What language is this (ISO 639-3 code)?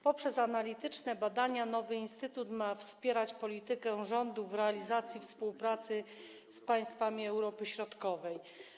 pol